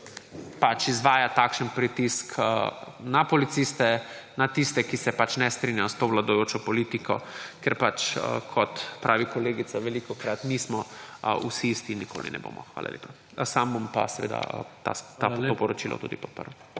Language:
Slovenian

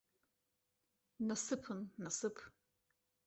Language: Abkhazian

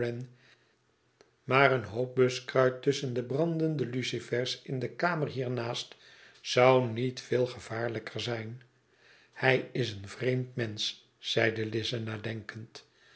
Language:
Dutch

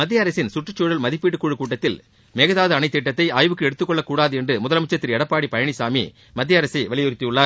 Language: Tamil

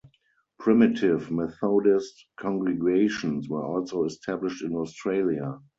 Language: English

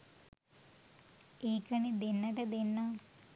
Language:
Sinhala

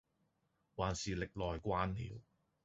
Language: Cantonese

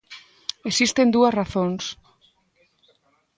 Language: Galician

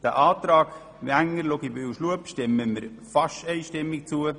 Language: Swiss German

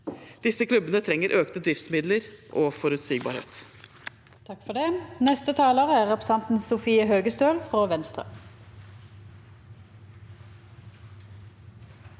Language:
Norwegian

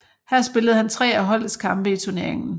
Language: Danish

